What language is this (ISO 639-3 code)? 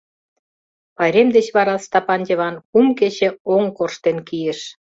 chm